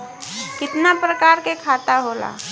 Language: Bhojpuri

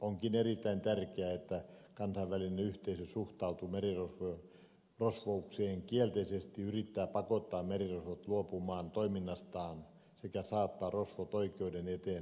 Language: Finnish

